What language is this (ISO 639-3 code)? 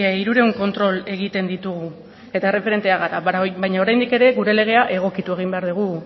eus